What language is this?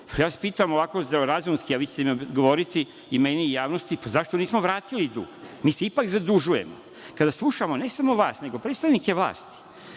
Serbian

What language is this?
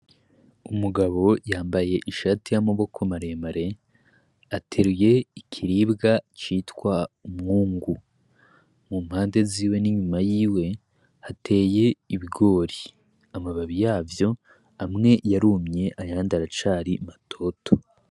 Rundi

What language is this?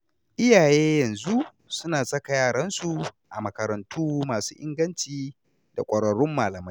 Hausa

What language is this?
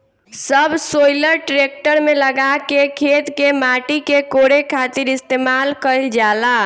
Bhojpuri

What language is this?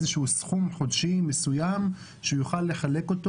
Hebrew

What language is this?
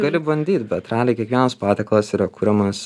Lithuanian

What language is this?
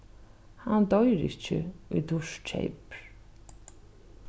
Faroese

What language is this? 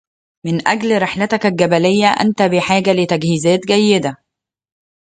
Arabic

